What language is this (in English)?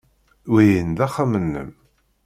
Kabyle